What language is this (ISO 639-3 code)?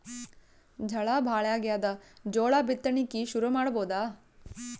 kan